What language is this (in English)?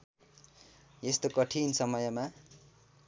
Nepali